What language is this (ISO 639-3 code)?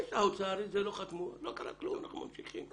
heb